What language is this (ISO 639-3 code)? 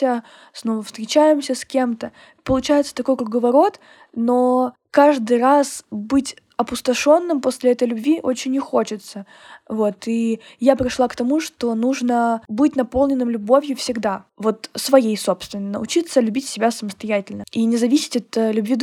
rus